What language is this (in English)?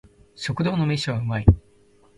Japanese